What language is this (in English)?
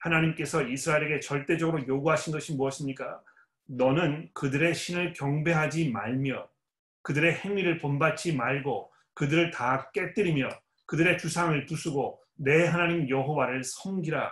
Korean